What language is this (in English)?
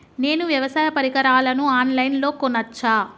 Telugu